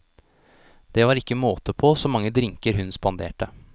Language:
Norwegian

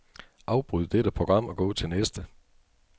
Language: Danish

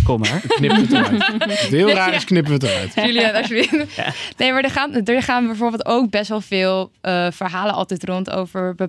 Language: Dutch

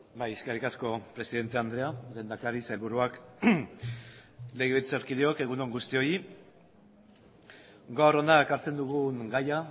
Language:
Basque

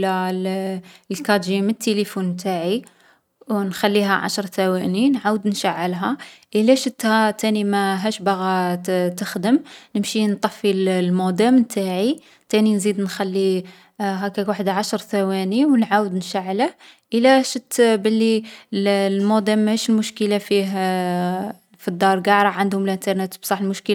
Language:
Algerian Arabic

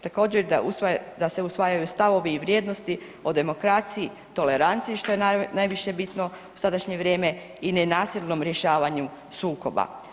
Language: Croatian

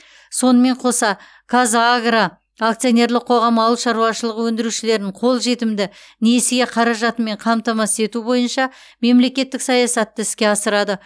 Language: Kazakh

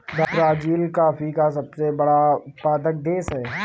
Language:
Hindi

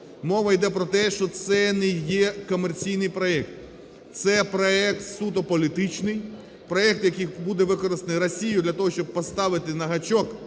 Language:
Ukrainian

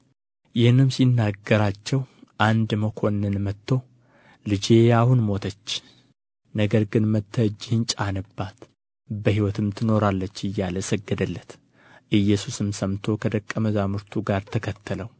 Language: Amharic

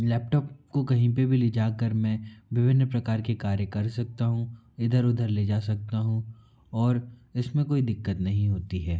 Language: Hindi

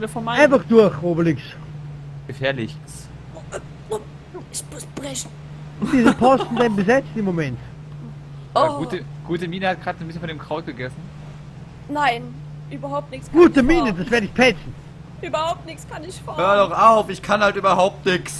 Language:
German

